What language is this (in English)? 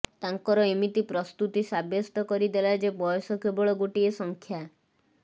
Odia